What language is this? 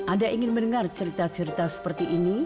Indonesian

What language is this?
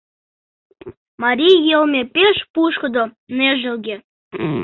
Mari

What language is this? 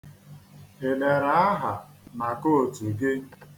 Igbo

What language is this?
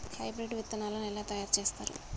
Telugu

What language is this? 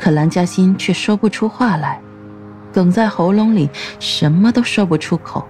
Chinese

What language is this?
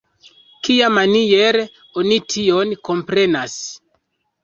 Esperanto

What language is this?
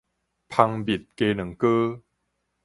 Min Nan Chinese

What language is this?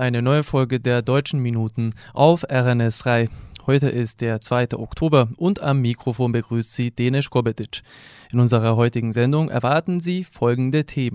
German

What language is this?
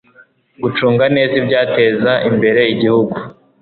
Kinyarwanda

